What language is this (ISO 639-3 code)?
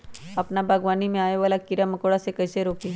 mag